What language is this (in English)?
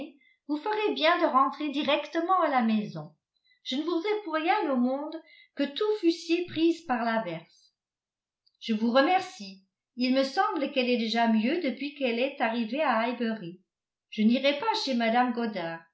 French